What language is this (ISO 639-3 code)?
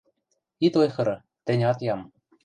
mrj